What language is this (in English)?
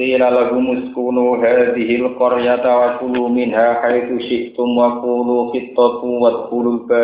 Indonesian